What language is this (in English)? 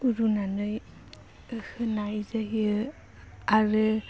Bodo